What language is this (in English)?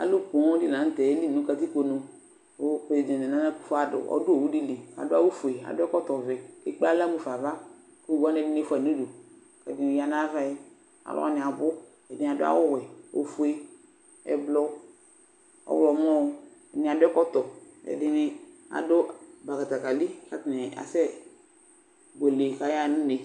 Ikposo